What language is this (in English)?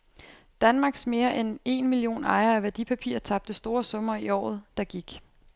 Danish